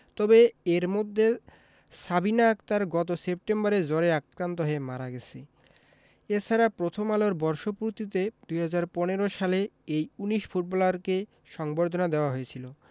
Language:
Bangla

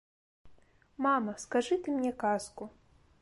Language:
Belarusian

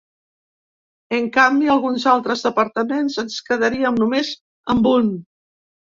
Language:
Catalan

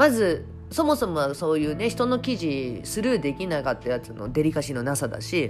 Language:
Japanese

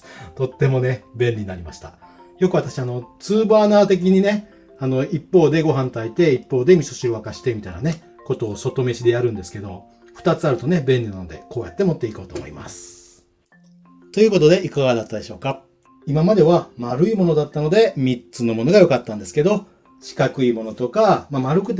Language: Japanese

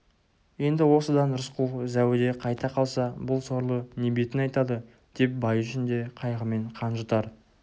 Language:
Kazakh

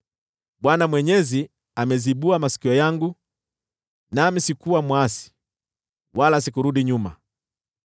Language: Swahili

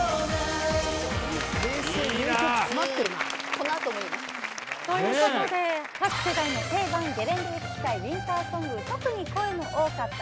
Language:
Japanese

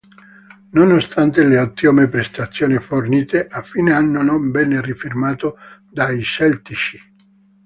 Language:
Italian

